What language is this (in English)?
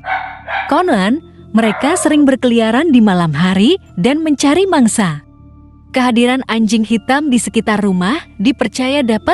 Indonesian